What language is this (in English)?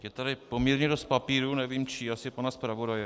Czech